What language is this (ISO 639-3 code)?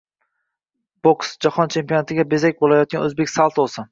uzb